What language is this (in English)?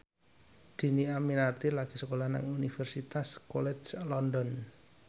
Javanese